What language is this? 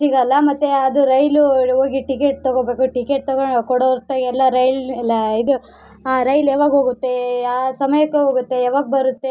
Kannada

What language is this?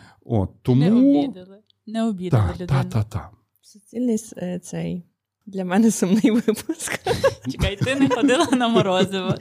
Ukrainian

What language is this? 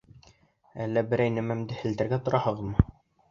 Bashkir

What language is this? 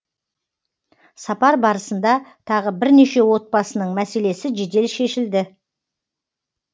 Kazakh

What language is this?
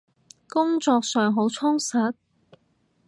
Cantonese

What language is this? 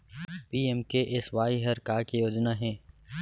Chhattisgarhi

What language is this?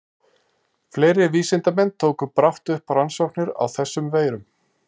Icelandic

